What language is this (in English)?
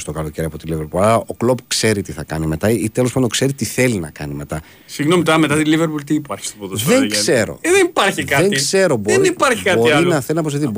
Greek